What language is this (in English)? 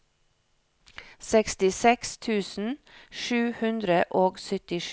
Norwegian